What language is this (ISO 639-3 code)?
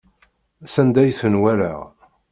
kab